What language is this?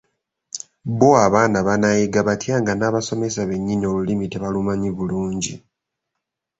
Ganda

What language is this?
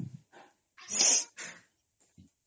Odia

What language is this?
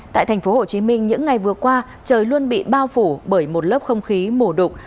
Vietnamese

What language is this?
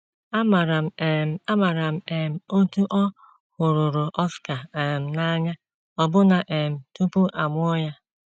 Igbo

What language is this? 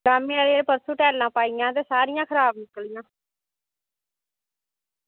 Dogri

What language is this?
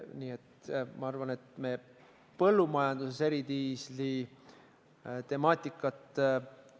Estonian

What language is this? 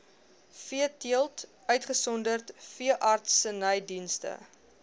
Afrikaans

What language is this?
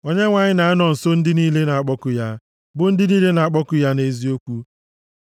Igbo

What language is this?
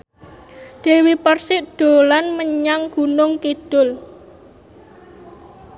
Javanese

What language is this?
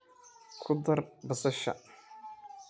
Somali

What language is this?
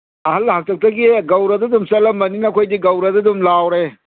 Manipuri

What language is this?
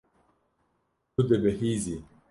Kurdish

